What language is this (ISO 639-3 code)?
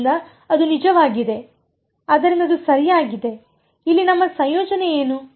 kan